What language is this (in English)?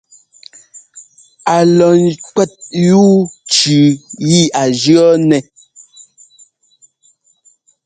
Ngomba